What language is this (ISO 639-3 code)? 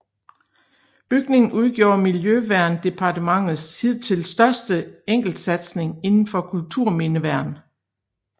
dan